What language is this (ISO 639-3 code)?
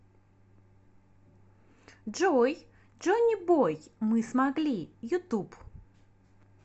rus